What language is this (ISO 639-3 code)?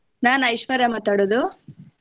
kan